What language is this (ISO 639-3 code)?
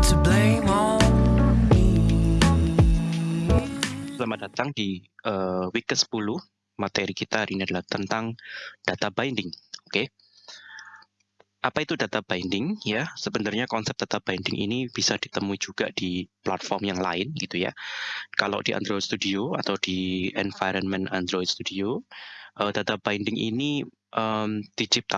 ind